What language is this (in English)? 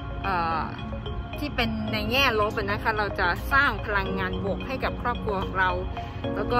Thai